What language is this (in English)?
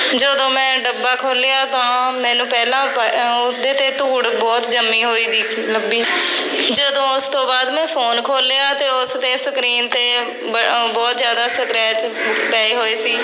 Punjabi